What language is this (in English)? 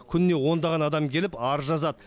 Kazakh